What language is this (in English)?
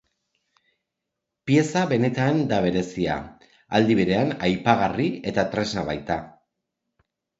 Basque